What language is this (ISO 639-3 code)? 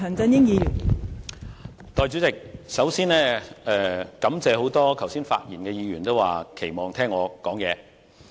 yue